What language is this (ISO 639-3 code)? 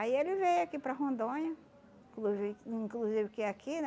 por